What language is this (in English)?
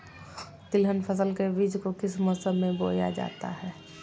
Magahi